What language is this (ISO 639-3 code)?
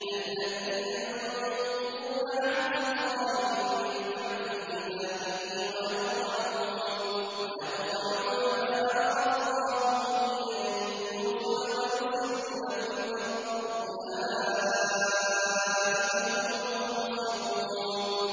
ara